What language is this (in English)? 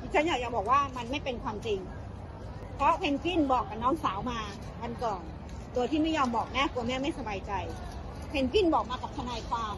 Thai